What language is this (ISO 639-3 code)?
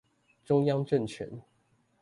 zho